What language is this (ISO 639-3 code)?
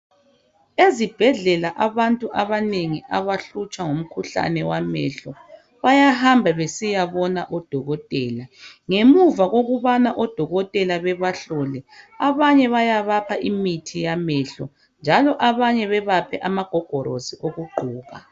nde